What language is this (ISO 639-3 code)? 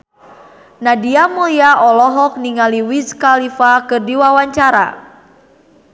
sun